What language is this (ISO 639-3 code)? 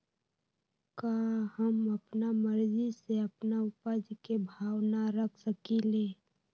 mag